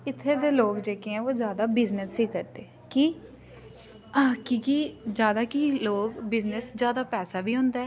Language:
Dogri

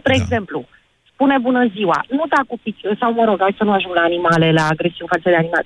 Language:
Romanian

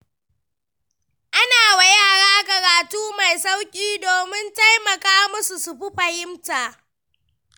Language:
Hausa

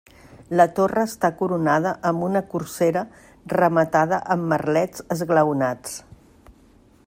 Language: Catalan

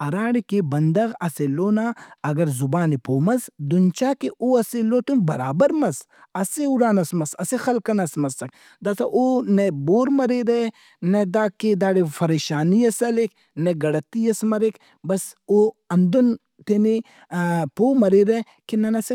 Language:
Brahui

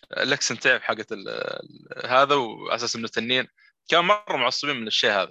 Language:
Arabic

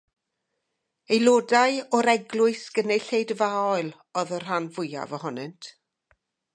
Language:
Welsh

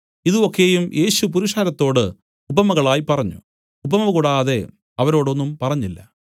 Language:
Malayalam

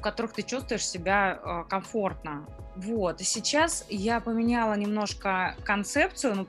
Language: Russian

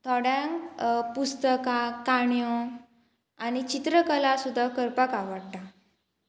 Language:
Konkani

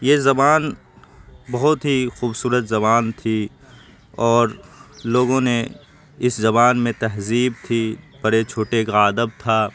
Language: Urdu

